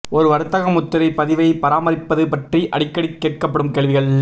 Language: Tamil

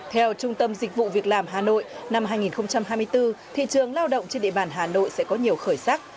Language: Vietnamese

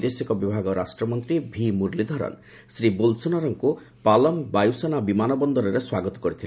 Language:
Odia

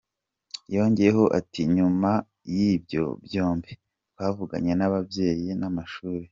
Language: Kinyarwanda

